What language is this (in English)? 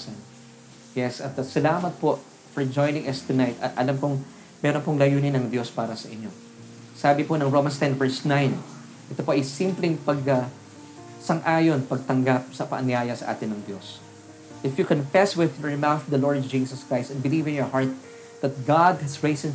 Filipino